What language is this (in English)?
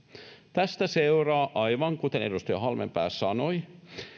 Finnish